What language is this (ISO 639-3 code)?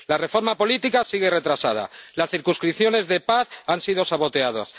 spa